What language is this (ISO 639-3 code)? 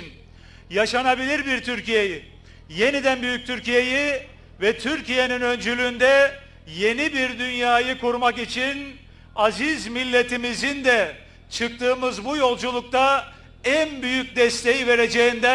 tur